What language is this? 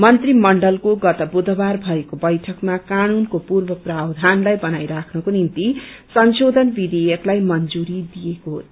Nepali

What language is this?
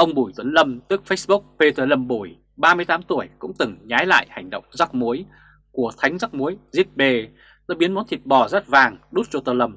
Vietnamese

